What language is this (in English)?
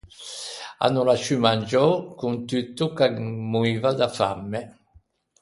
Ligurian